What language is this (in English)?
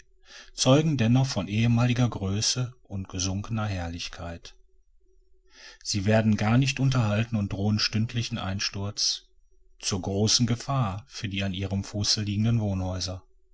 German